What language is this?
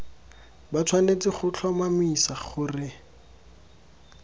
Tswana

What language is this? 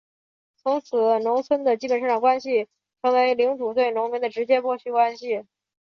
Chinese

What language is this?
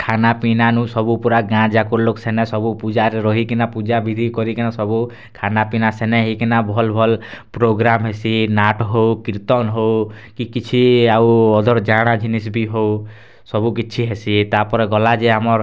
Odia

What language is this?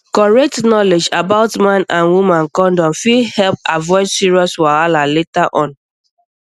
Nigerian Pidgin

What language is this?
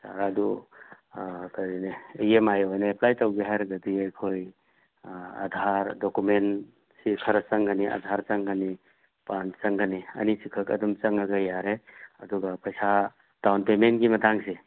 Manipuri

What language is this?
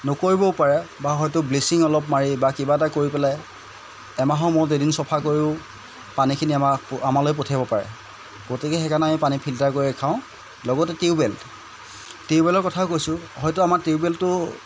Assamese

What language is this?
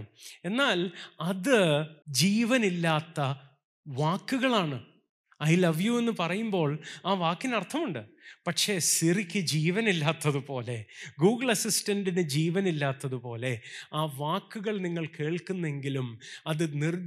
Malayalam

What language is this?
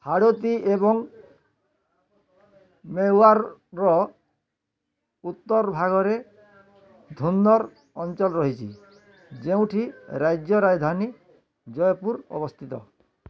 Odia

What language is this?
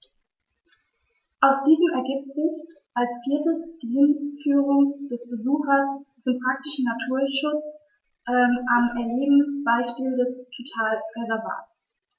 German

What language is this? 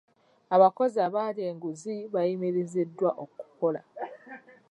Ganda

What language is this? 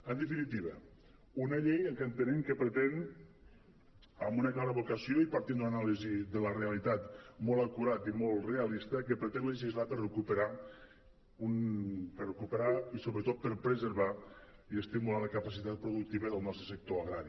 Catalan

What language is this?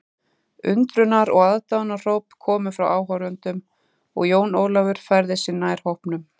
Icelandic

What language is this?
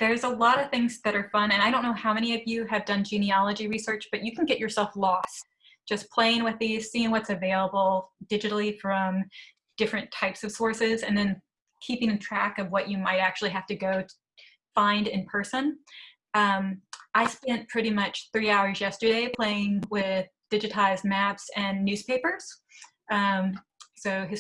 English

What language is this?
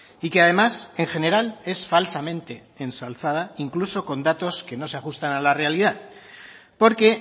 Spanish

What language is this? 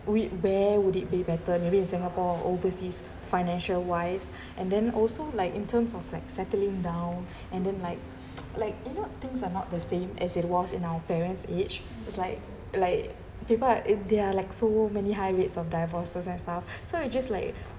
English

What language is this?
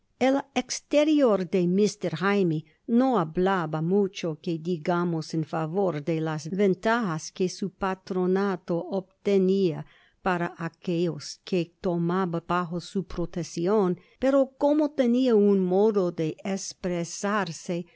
Spanish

